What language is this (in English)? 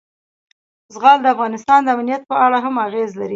Pashto